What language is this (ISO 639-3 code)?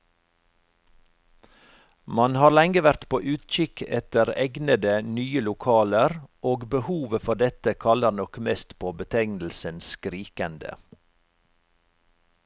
nor